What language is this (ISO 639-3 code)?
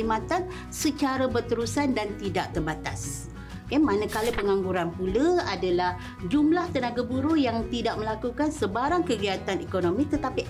msa